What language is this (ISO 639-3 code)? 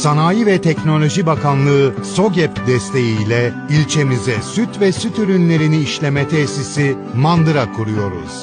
tur